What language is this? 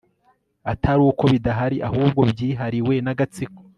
Kinyarwanda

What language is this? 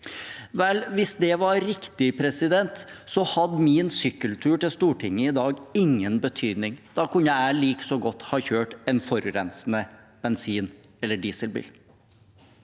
Norwegian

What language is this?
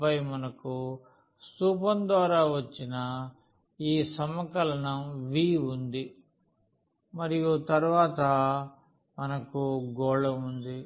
Telugu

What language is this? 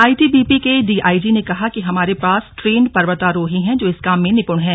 Hindi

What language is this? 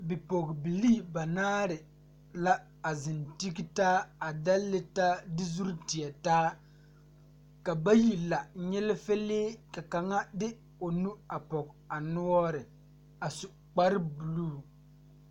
Southern Dagaare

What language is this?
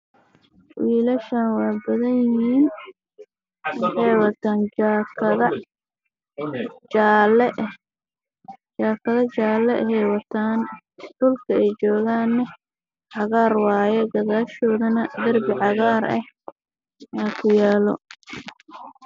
Somali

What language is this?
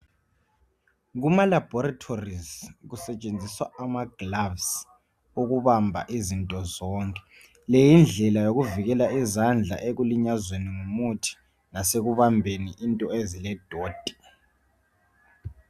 North Ndebele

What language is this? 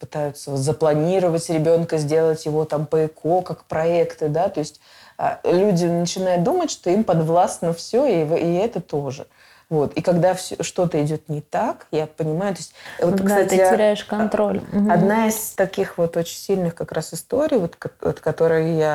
Russian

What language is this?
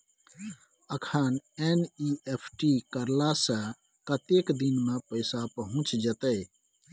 Maithili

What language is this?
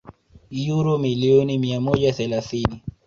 Swahili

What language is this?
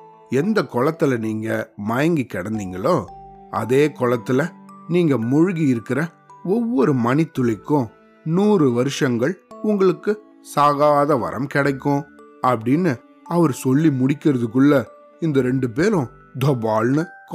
Tamil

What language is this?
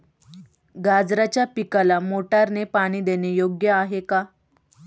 Marathi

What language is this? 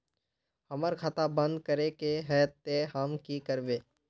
Magahi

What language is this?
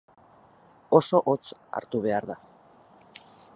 Basque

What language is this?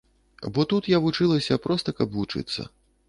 Belarusian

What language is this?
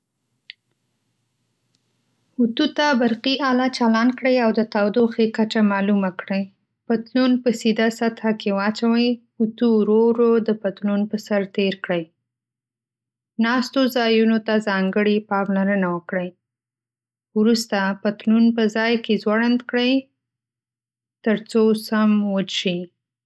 Pashto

